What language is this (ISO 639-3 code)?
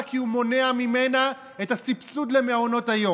heb